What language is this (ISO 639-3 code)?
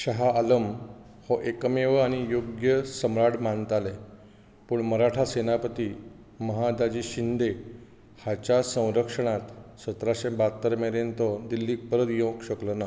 kok